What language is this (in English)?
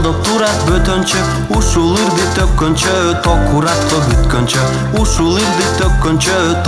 Turkish